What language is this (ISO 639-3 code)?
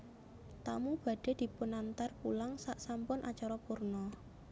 jav